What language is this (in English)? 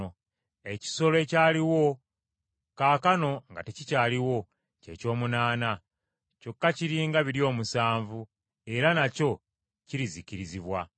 Ganda